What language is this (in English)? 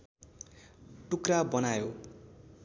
Nepali